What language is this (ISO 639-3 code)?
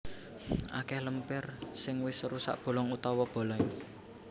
jav